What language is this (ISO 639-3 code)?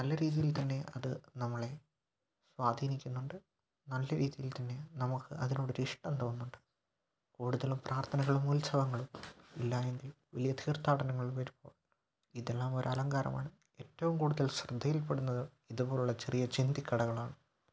mal